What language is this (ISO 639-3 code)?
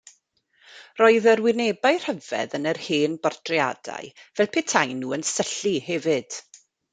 cym